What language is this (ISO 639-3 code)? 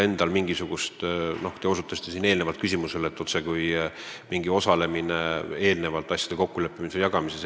est